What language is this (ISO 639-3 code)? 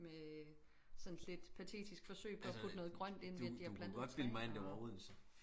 dan